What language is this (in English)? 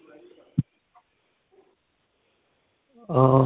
Punjabi